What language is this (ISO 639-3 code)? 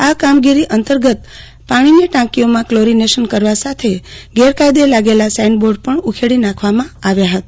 guj